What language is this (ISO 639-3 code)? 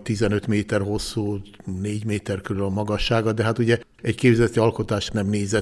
hun